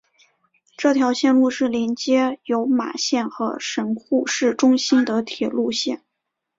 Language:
Chinese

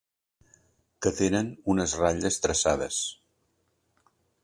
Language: Catalan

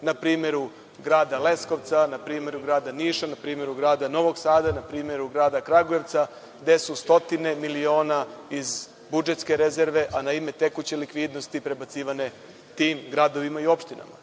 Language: Serbian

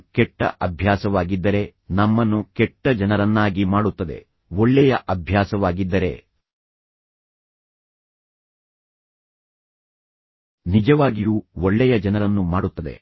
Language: Kannada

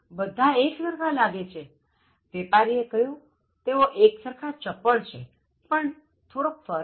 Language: Gujarati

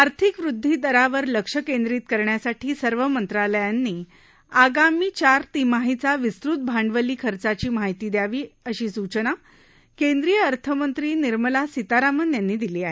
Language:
Marathi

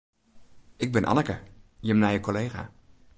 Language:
Western Frisian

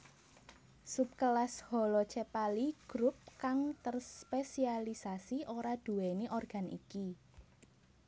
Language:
Javanese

